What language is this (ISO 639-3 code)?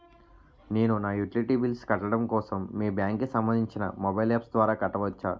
tel